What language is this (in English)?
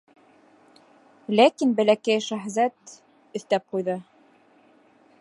Bashkir